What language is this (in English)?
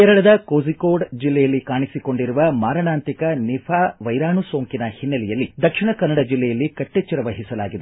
Kannada